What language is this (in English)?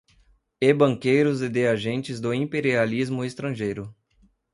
Portuguese